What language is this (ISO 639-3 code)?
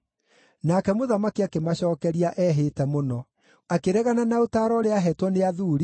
kik